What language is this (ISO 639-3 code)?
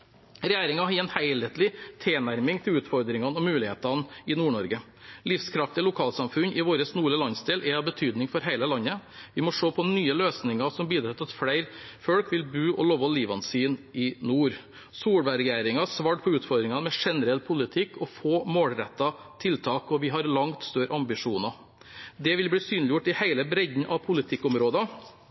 nob